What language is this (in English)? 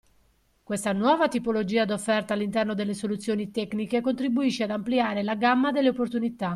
Italian